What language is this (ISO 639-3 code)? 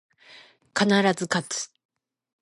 jpn